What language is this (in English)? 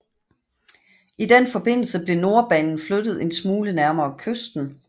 Danish